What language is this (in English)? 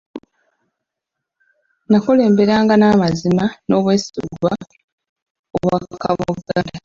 Ganda